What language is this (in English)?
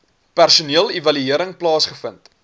Afrikaans